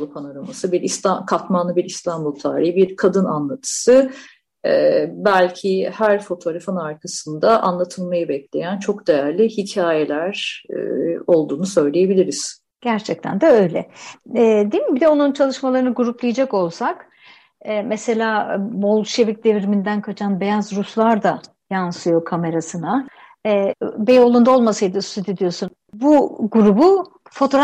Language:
Turkish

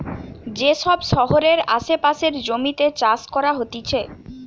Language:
Bangla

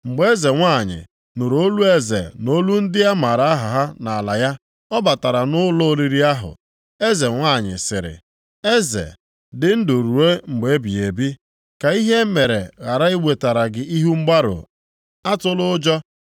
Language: Igbo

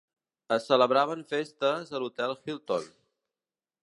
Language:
Catalan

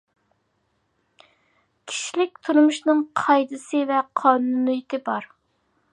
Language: Uyghur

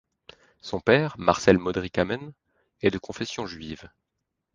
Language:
French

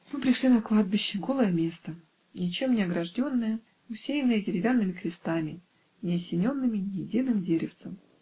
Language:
Russian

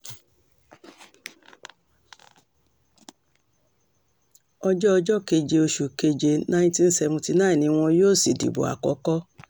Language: Yoruba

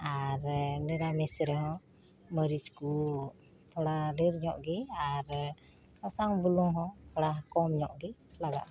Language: Santali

